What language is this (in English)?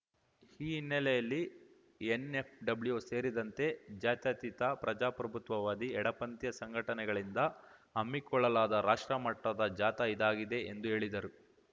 Kannada